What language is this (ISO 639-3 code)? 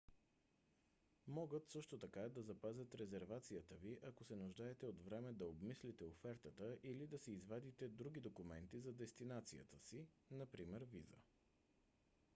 bul